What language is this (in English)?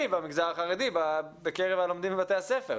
Hebrew